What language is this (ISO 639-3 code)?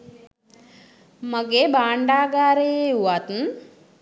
sin